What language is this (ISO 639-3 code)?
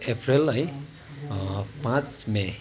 nep